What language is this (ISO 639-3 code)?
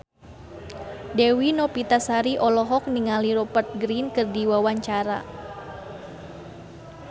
sun